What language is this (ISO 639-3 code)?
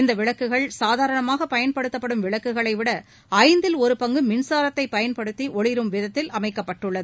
tam